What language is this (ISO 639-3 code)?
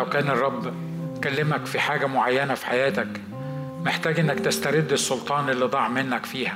ara